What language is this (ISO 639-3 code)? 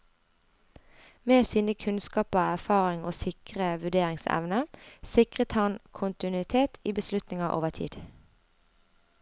nor